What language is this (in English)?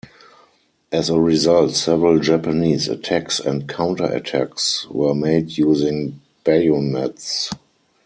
English